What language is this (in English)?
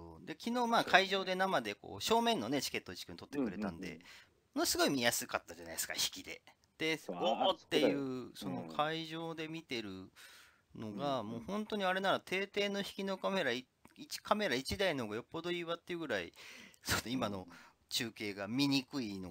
Japanese